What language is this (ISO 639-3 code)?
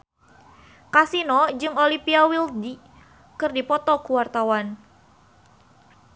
sun